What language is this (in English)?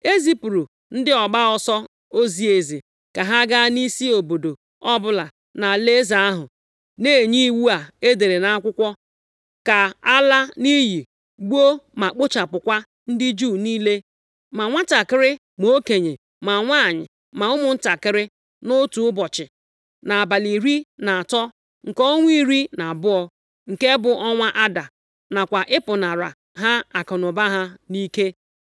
Igbo